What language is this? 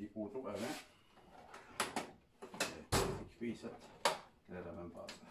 French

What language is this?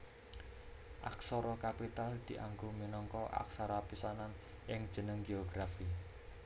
Javanese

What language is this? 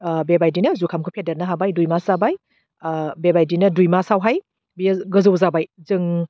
Bodo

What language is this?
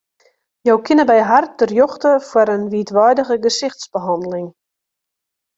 Western Frisian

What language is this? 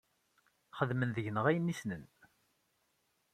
Kabyle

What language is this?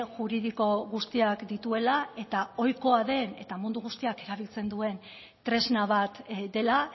Basque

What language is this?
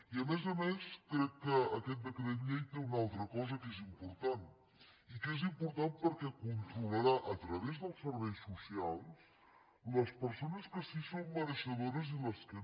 Catalan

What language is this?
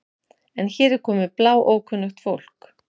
Icelandic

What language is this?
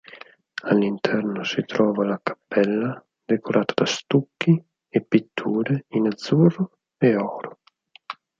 Italian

